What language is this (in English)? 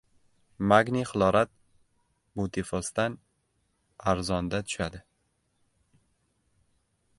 Uzbek